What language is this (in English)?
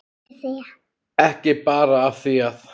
Icelandic